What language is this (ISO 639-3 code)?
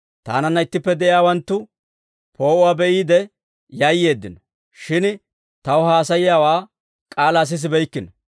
dwr